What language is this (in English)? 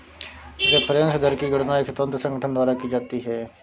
Hindi